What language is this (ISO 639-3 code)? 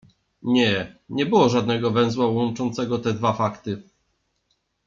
pol